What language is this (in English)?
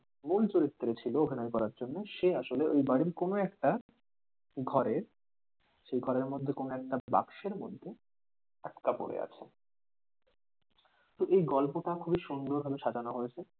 Bangla